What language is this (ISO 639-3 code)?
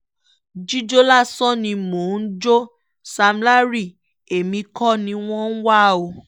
yor